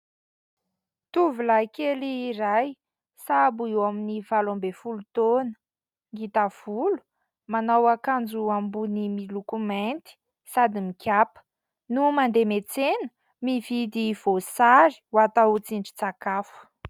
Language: Malagasy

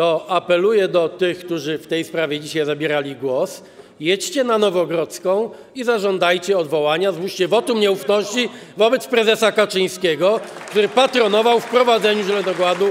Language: Polish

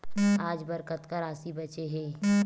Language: Chhattisgarhi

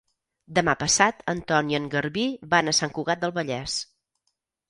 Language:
Catalan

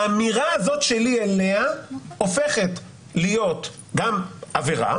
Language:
Hebrew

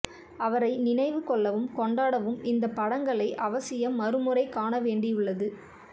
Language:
Tamil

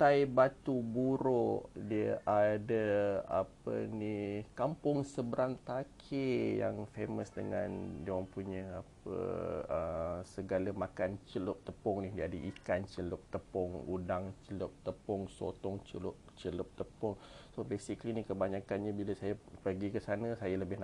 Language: Malay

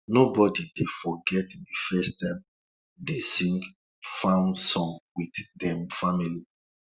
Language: Nigerian Pidgin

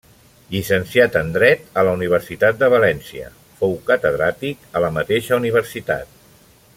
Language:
Catalan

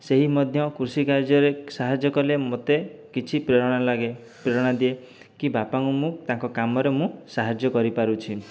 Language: Odia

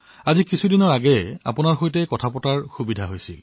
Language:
Assamese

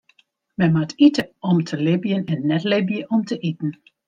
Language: Western Frisian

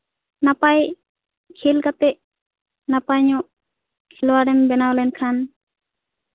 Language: Santali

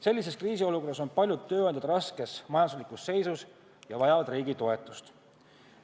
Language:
Estonian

